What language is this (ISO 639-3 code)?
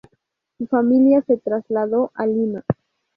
spa